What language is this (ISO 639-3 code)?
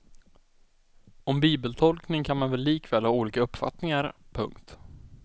swe